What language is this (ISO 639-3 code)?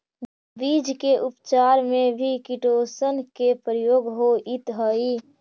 mag